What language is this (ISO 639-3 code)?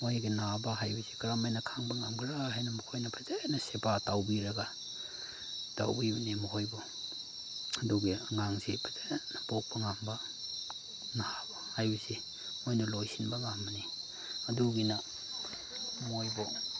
mni